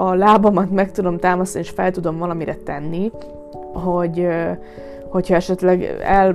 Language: Hungarian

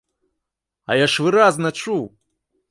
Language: Belarusian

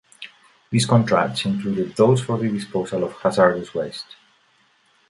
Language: English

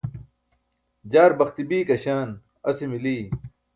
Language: Burushaski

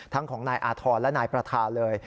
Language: Thai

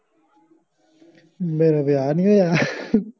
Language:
Punjabi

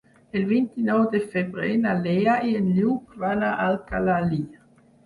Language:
Catalan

